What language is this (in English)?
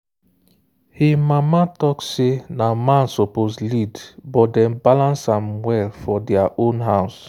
Nigerian Pidgin